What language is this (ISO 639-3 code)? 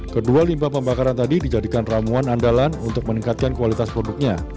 ind